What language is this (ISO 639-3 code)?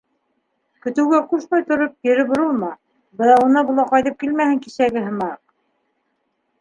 bak